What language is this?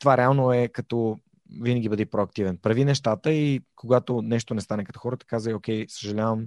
Bulgarian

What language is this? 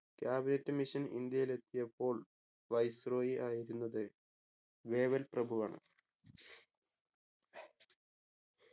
Malayalam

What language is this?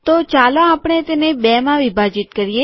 Gujarati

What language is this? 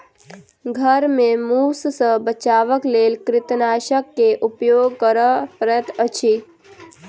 Maithili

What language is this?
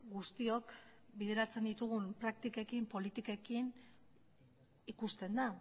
Basque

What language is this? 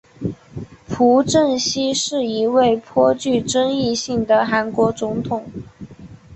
Chinese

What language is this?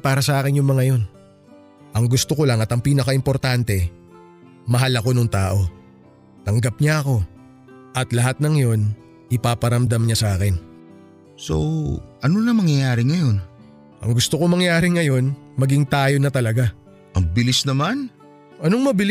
Filipino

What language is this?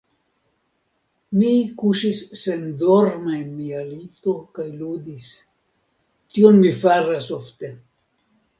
Esperanto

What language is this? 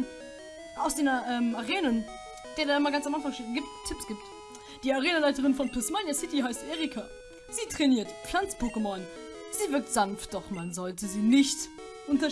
German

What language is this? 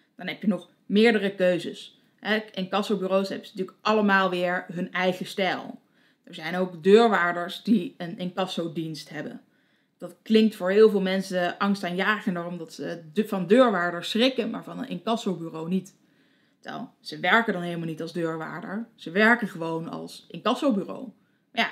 Dutch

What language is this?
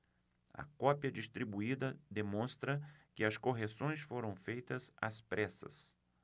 Portuguese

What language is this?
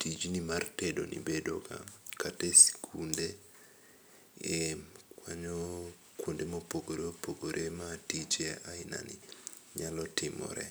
Luo (Kenya and Tanzania)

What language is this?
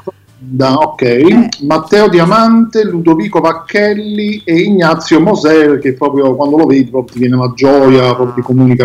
Italian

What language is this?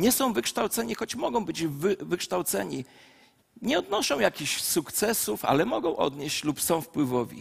Polish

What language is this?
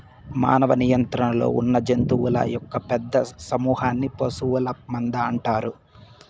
Telugu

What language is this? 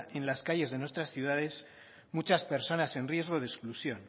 Spanish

